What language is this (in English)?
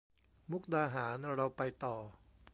Thai